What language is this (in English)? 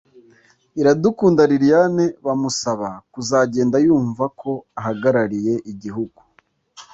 Kinyarwanda